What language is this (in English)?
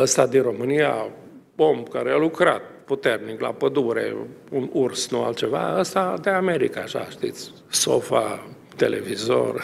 Romanian